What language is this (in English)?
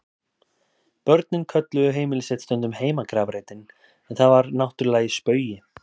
Icelandic